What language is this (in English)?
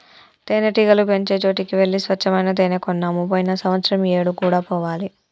Telugu